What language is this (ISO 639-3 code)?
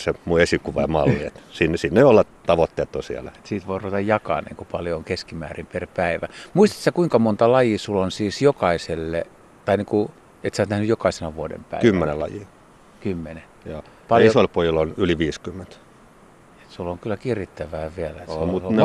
fin